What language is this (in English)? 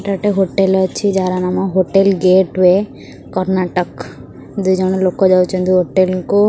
Odia